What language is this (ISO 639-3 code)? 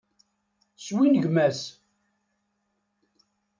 kab